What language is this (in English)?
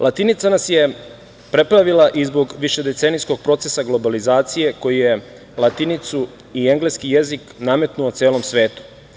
Serbian